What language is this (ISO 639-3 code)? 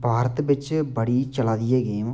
doi